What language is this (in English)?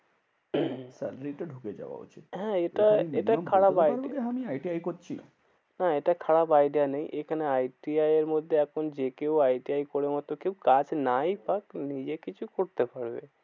Bangla